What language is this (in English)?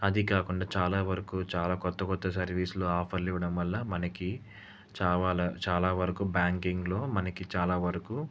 Telugu